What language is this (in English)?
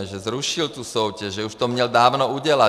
Czech